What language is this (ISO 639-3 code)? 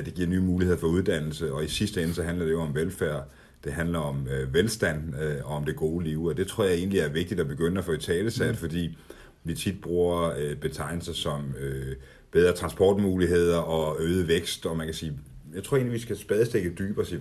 dan